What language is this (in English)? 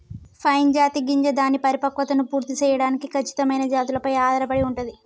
Telugu